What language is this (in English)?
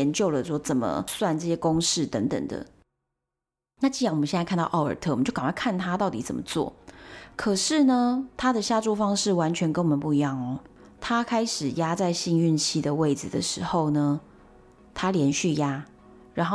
Chinese